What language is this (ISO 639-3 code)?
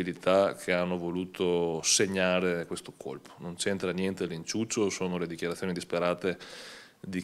ita